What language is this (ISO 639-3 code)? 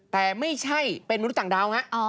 tha